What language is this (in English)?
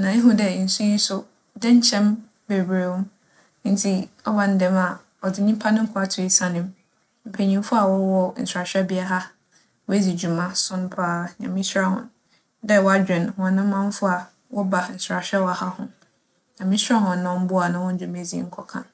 Akan